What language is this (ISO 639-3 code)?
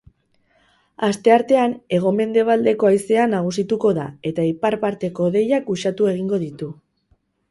eus